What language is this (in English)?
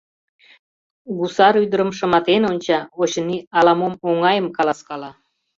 Mari